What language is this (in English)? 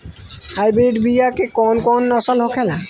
Bhojpuri